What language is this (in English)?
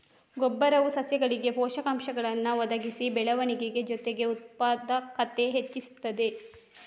Kannada